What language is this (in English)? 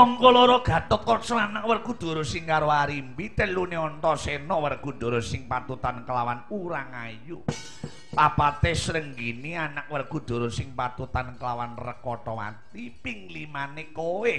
Indonesian